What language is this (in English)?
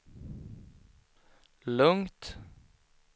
Swedish